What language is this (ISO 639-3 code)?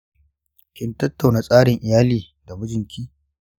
hau